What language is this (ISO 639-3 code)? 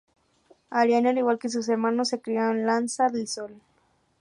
spa